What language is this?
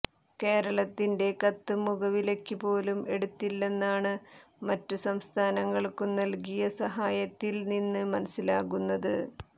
Malayalam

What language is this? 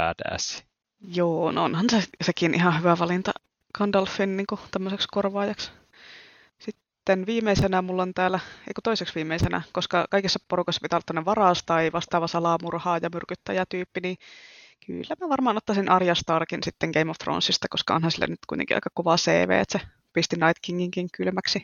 Finnish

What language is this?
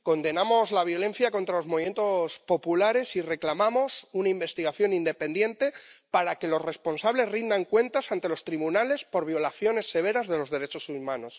Spanish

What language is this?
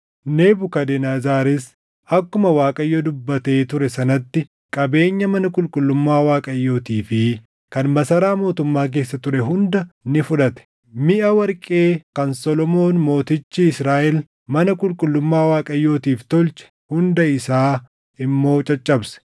Oromo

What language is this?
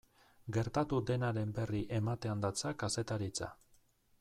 Basque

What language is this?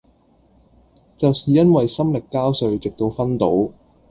Cantonese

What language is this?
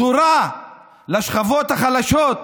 Hebrew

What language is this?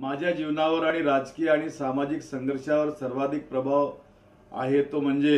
Hindi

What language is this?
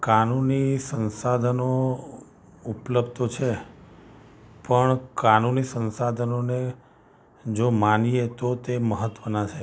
Gujarati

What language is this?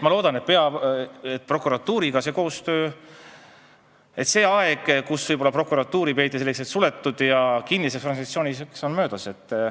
Estonian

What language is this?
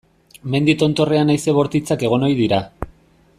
Basque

